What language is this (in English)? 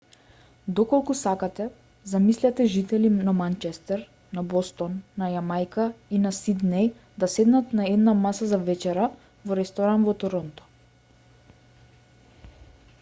Macedonian